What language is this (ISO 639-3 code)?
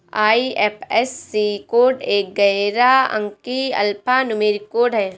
hin